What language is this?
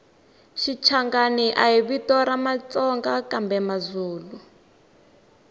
Tsonga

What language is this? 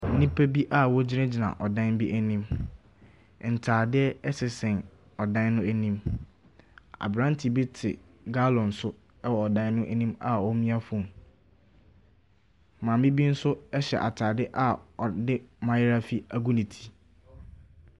Akan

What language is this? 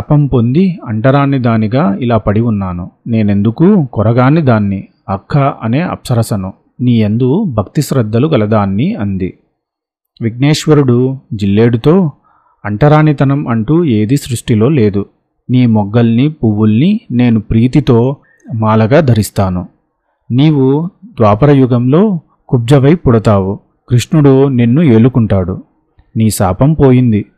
Telugu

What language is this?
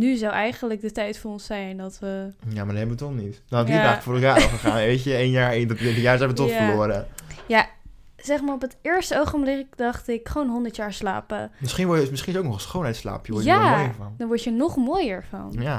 Dutch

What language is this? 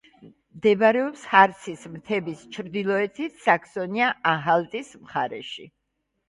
Georgian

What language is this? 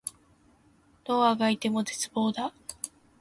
Japanese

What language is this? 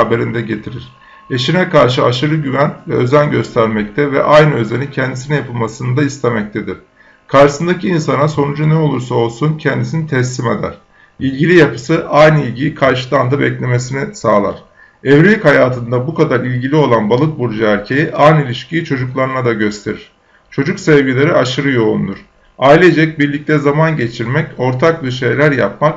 Turkish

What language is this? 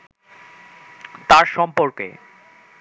Bangla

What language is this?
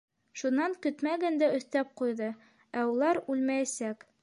Bashkir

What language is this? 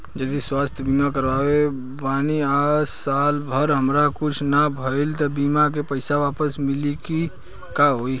Bhojpuri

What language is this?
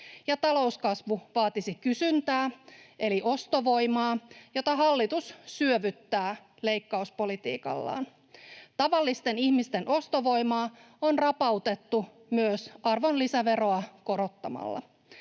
Finnish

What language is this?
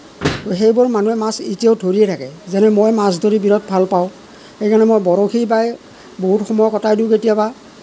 Assamese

